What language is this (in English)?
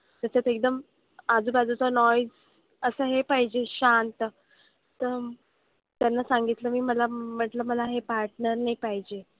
Marathi